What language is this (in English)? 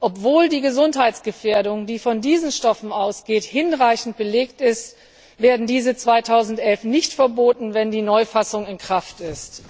German